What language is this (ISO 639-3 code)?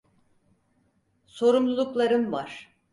tur